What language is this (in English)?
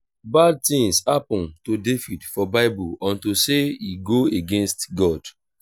Nigerian Pidgin